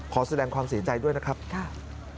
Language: Thai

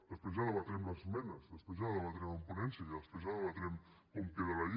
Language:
Catalan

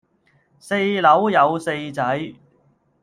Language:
Cantonese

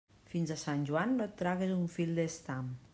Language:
Catalan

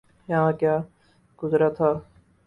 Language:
Urdu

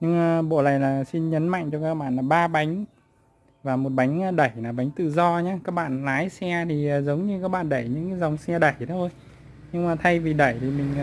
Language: Vietnamese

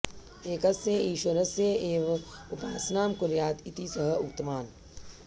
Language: Sanskrit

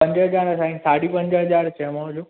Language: Sindhi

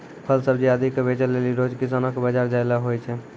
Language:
Maithili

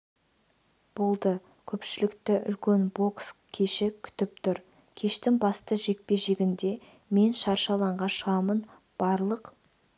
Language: Kazakh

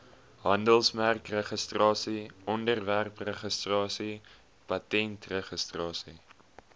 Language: Afrikaans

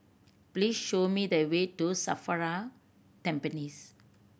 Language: English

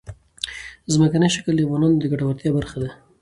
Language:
Pashto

